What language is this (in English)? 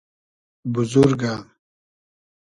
Hazaragi